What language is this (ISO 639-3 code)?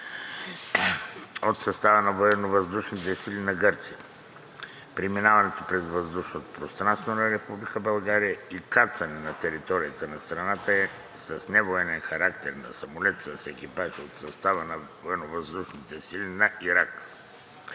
bul